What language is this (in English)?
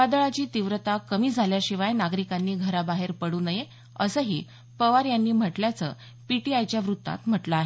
Marathi